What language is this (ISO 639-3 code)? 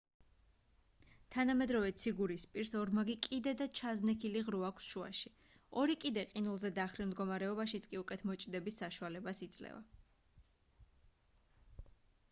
kat